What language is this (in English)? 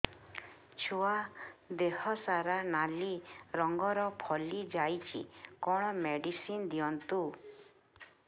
Odia